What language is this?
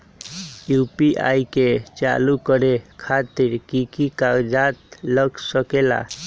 Magahi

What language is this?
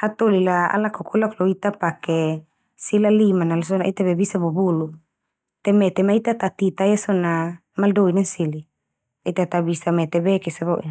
Termanu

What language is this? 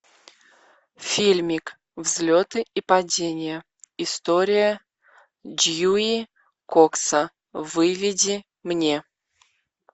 Russian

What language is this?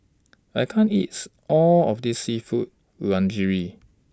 English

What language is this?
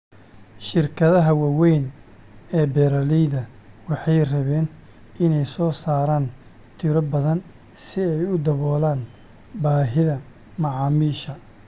Somali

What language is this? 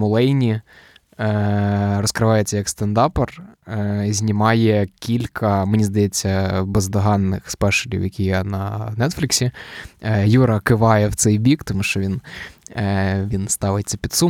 Ukrainian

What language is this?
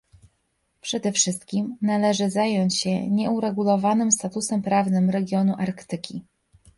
Polish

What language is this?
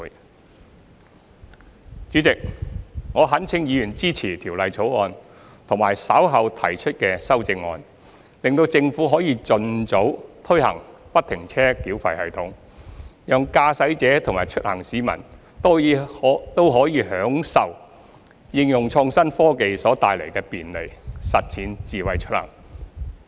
Cantonese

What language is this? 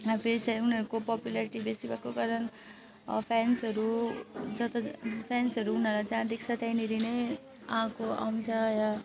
Nepali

